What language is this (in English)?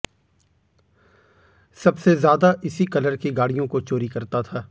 Hindi